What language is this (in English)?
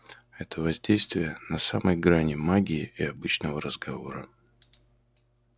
Russian